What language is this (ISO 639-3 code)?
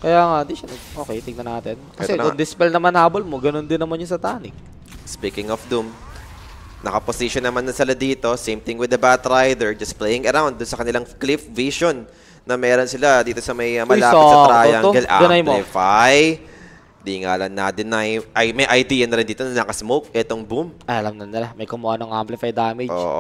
fil